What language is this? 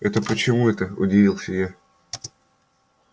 Russian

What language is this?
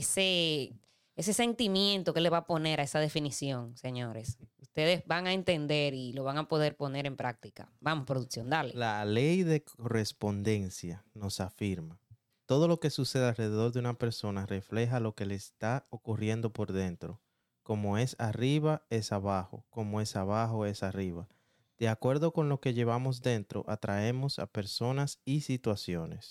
Spanish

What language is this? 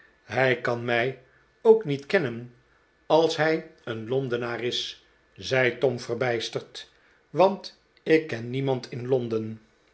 Dutch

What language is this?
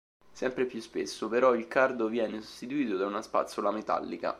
Italian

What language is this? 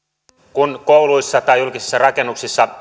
Finnish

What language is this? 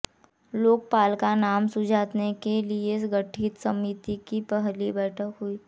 Hindi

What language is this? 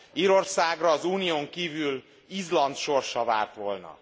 Hungarian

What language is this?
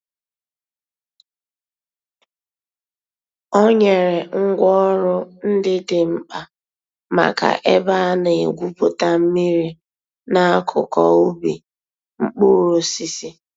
Igbo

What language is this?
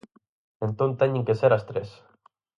Galician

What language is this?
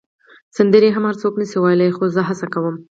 Pashto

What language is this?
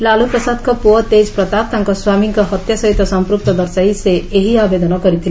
Odia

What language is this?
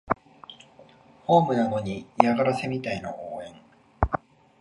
Japanese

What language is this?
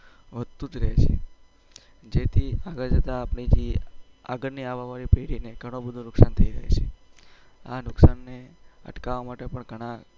Gujarati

